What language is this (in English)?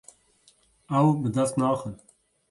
Kurdish